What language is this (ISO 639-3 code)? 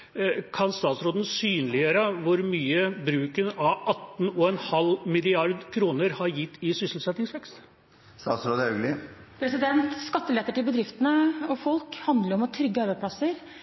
nob